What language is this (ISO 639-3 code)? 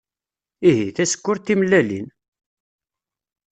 kab